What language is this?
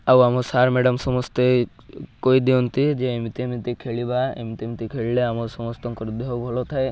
Odia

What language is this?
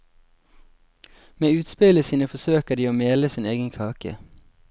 Norwegian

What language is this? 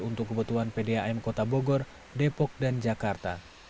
Indonesian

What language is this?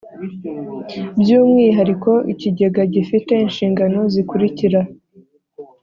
Kinyarwanda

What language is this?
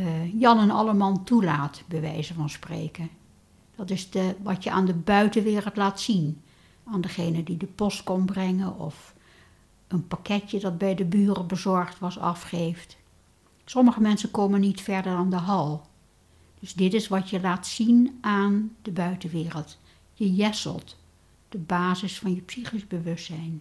Dutch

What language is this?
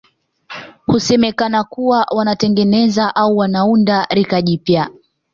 Swahili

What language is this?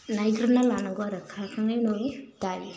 Bodo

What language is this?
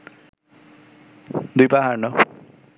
Bangla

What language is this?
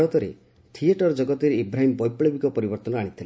Odia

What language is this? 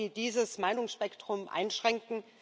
German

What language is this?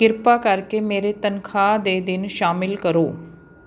Punjabi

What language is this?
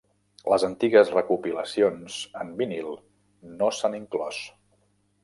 Catalan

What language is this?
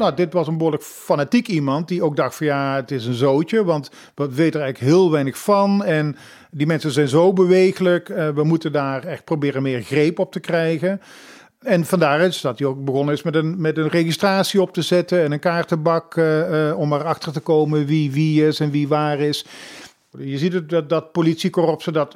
Dutch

